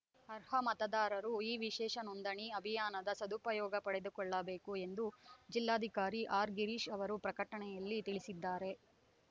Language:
Kannada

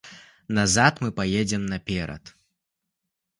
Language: Belarusian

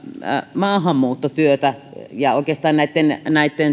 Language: Finnish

